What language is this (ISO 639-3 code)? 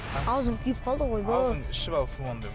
kaz